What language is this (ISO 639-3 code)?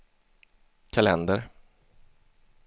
swe